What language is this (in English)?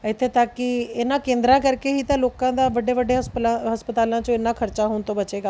Punjabi